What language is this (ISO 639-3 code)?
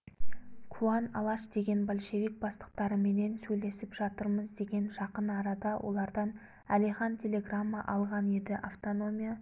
kaz